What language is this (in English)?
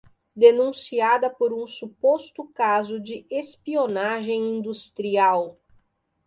Portuguese